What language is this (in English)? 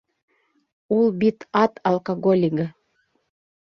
Bashkir